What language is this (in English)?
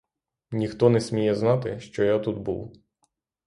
Ukrainian